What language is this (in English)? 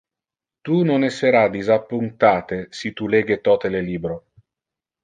Interlingua